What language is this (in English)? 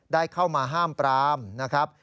Thai